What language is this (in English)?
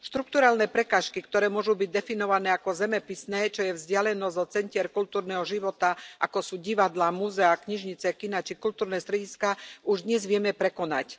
Slovak